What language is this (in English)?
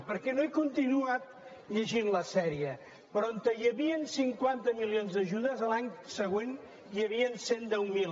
Catalan